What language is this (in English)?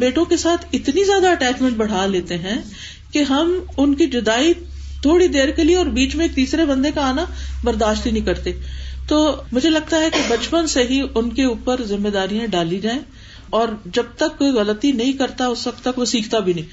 Urdu